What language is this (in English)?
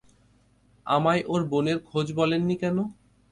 Bangla